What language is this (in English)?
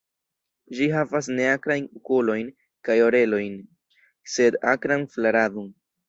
Esperanto